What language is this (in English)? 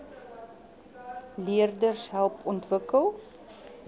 Afrikaans